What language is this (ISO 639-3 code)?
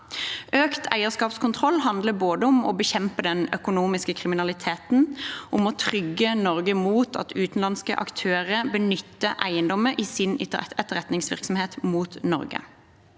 nor